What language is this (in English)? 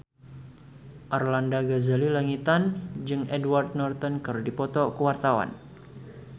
Sundanese